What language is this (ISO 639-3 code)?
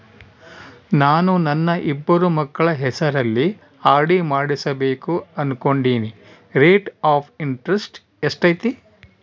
kan